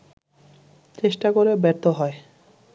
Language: Bangla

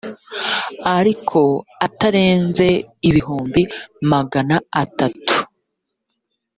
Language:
Kinyarwanda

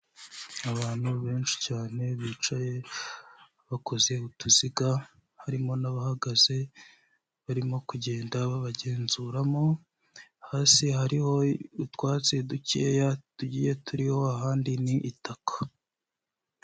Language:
Kinyarwanda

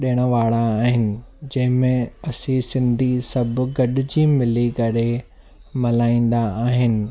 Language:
Sindhi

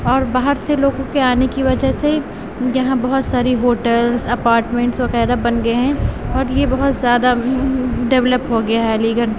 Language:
Urdu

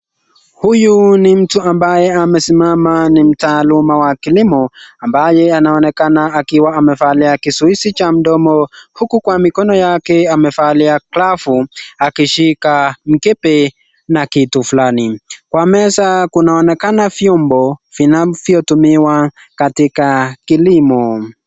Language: Swahili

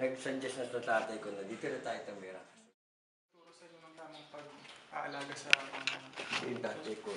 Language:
Filipino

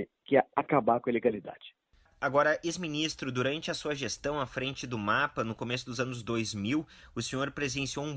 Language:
Portuguese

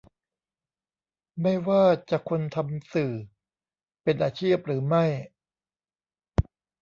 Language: Thai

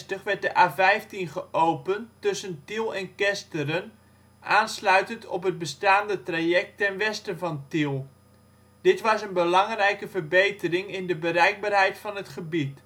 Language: Dutch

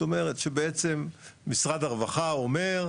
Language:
Hebrew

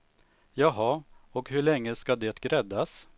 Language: Swedish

